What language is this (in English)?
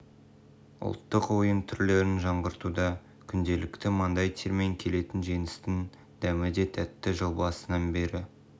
Kazakh